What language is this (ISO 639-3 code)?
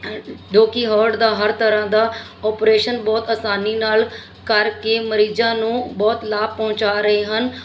pan